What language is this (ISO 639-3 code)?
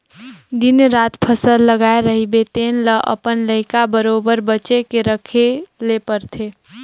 hne